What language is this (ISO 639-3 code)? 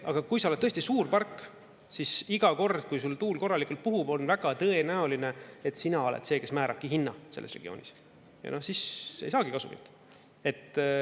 est